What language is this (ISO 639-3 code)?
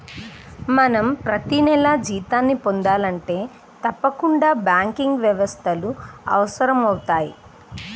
tel